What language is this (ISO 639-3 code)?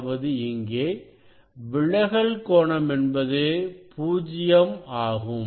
tam